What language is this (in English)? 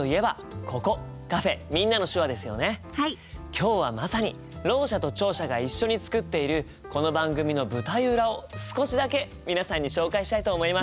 Japanese